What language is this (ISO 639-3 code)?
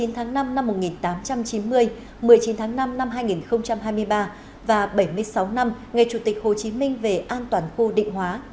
vie